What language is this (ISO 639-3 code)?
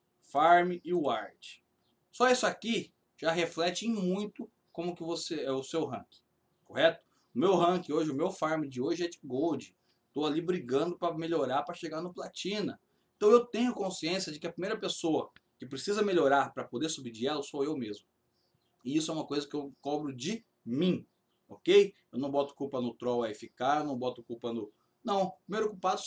por